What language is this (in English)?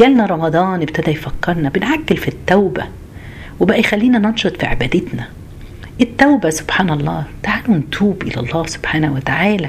Arabic